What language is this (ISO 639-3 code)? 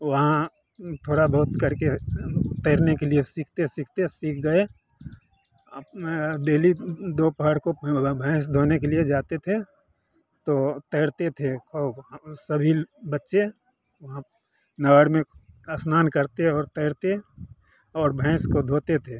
hin